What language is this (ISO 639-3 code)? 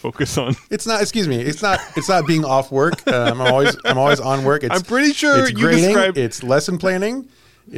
eng